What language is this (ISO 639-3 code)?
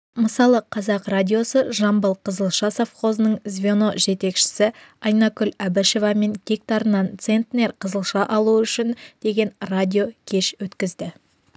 kaz